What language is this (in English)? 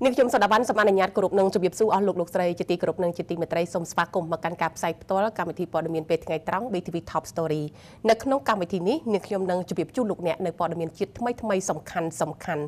Thai